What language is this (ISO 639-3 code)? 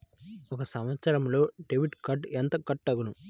tel